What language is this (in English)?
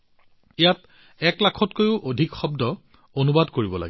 Assamese